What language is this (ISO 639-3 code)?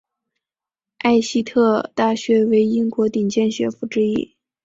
zho